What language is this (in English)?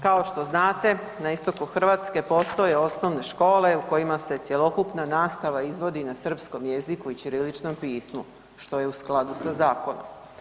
Croatian